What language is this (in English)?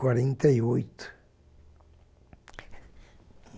Portuguese